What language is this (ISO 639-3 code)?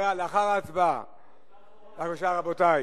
heb